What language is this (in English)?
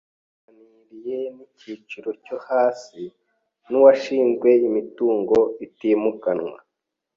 Kinyarwanda